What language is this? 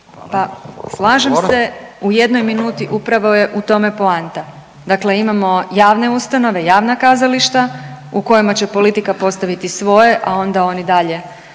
Croatian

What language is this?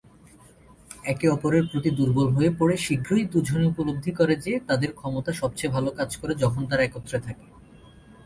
Bangla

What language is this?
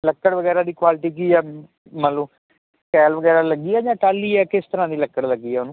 Punjabi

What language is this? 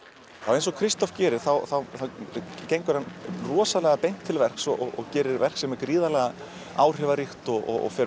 Icelandic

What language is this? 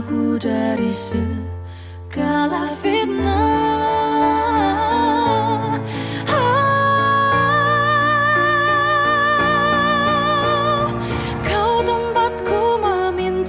Indonesian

